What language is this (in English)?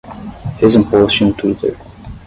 Portuguese